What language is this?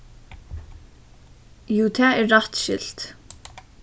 Faroese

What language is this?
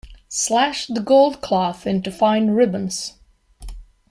English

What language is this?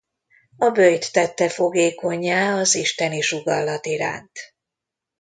Hungarian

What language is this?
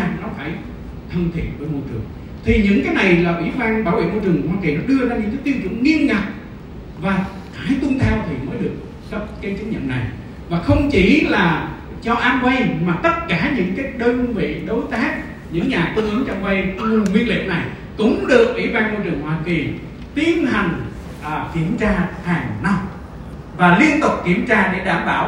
Vietnamese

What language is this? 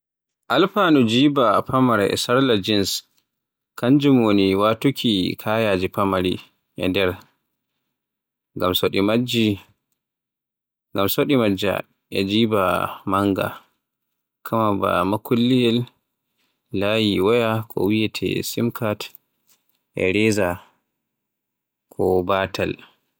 Borgu Fulfulde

